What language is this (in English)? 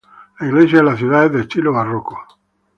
Spanish